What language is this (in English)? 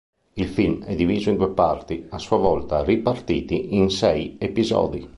Italian